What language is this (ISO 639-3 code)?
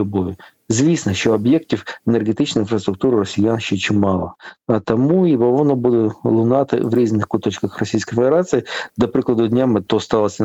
ukr